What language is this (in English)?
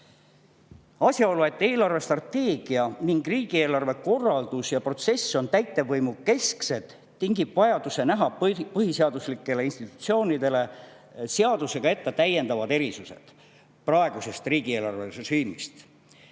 Estonian